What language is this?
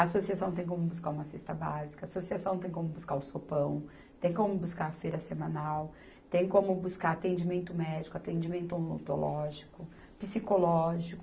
Portuguese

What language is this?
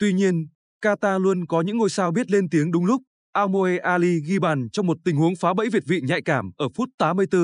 Vietnamese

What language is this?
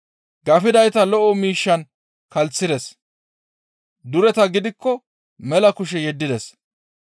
Gamo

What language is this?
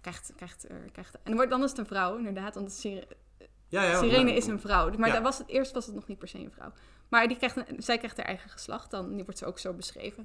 Dutch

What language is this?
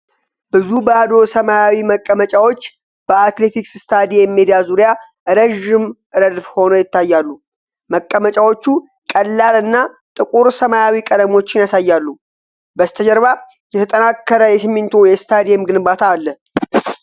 Amharic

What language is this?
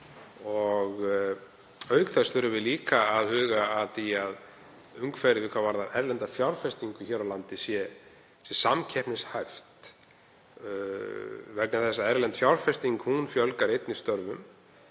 Icelandic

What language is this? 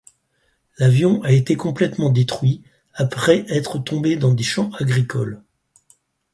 French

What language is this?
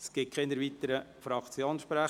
Swiss German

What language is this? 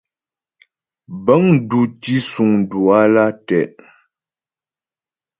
Ghomala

